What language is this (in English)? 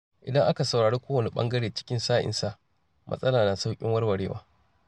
Hausa